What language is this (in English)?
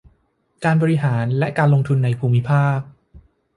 Thai